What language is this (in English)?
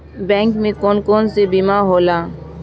Bhojpuri